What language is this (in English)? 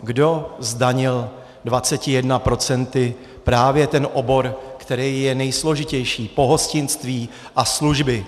Czech